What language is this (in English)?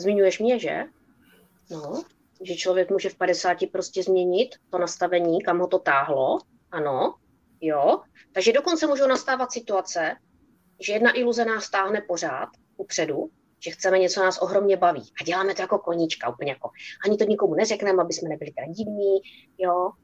Czech